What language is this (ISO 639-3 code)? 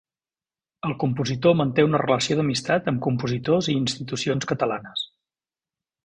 cat